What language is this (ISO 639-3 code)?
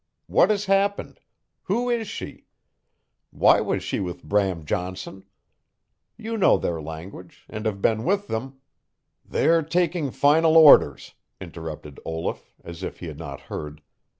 eng